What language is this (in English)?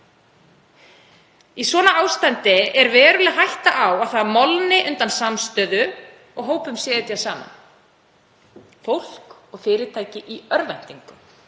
Icelandic